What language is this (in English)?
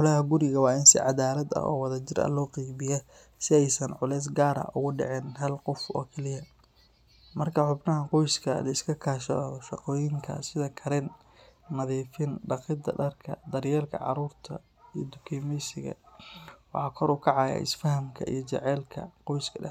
Somali